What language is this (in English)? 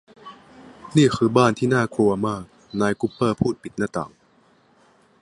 Thai